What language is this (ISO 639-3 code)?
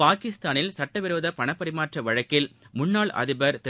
tam